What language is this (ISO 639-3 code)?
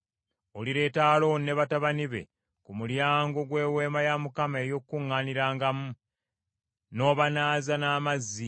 lug